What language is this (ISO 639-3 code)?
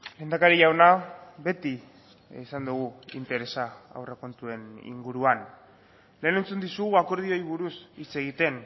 eus